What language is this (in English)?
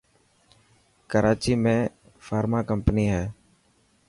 Dhatki